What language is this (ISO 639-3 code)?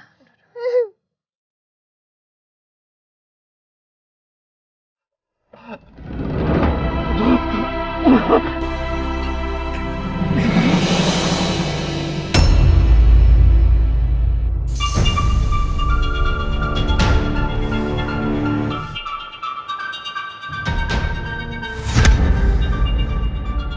ind